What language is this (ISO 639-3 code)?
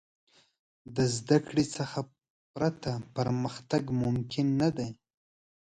pus